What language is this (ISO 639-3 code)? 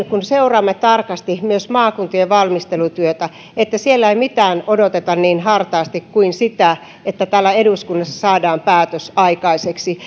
fin